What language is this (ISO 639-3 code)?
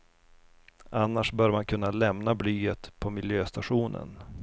swe